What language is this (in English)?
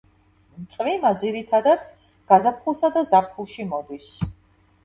Georgian